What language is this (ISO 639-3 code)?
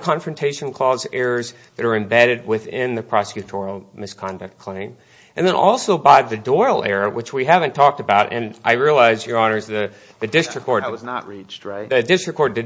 eng